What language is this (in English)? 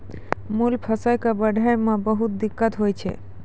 Maithili